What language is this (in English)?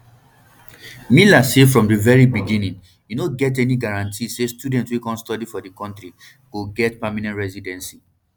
Nigerian Pidgin